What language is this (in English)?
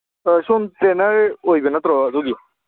Manipuri